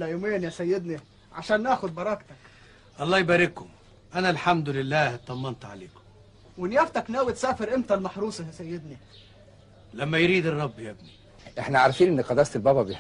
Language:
Arabic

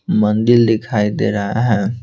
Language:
Hindi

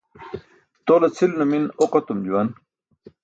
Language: Burushaski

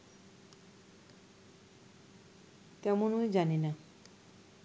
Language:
Bangla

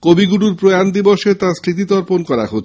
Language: Bangla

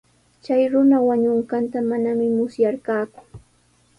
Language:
Sihuas Ancash Quechua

